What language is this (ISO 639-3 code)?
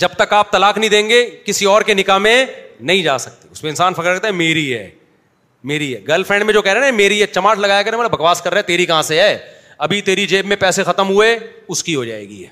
urd